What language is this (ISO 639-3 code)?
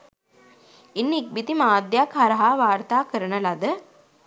sin